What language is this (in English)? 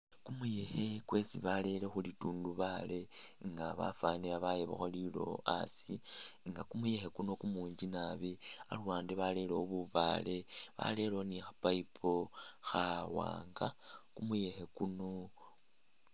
Masaaba